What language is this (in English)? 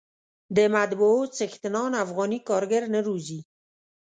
Pashto